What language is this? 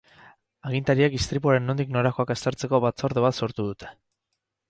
Basque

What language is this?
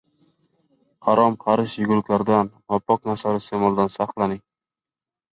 Uzbek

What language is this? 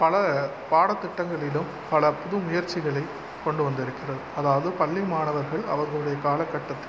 Tamil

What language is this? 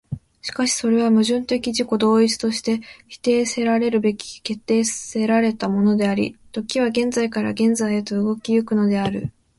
Japanese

